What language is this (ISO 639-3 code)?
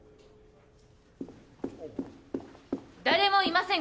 jpn